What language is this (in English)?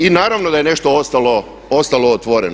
Croatian